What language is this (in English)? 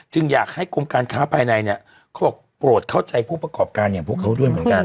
Thai